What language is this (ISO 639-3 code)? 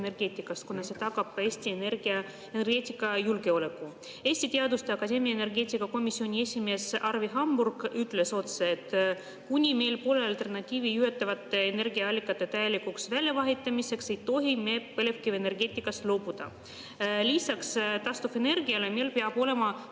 est